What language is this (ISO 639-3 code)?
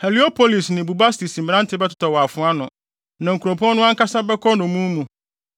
aka